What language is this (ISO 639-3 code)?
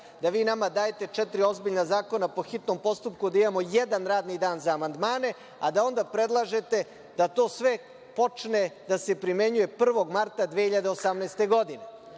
srp